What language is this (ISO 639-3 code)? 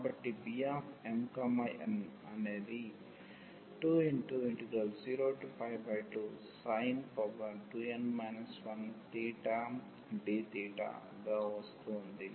tel